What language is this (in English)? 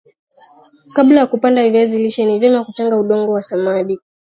Swahili